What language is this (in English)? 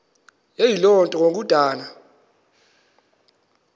Xhosa